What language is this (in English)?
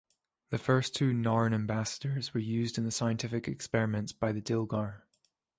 English